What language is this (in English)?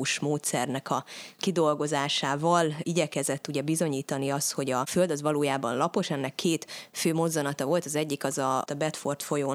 Hungarian